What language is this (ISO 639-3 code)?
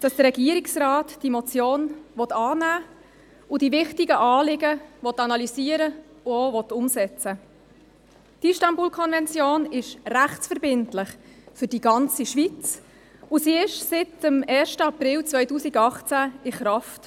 gsw